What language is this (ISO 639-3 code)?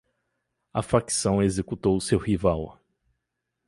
por